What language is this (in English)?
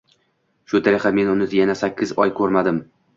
Uzbek